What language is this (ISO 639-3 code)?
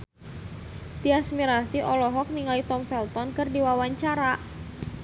sun